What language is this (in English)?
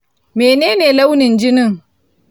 Hausa